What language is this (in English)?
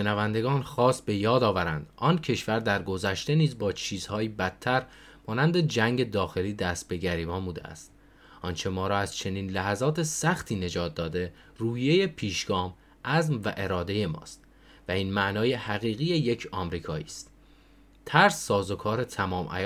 Persian